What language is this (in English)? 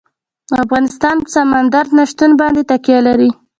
Pashto